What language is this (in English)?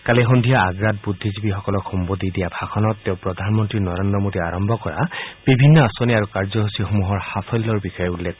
Assamese